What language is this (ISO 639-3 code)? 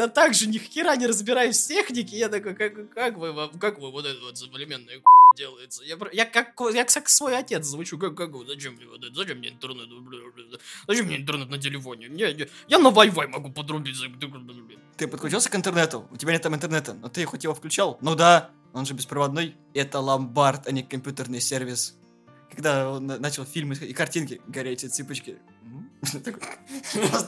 rus